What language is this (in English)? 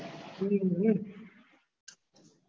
Gujarati